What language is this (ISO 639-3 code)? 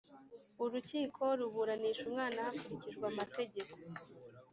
kin